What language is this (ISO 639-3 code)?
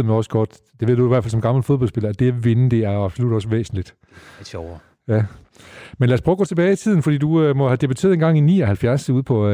dan